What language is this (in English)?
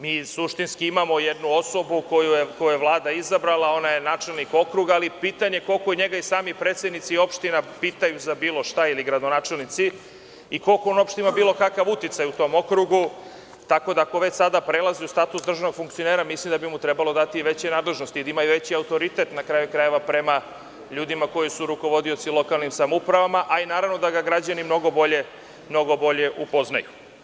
Serbian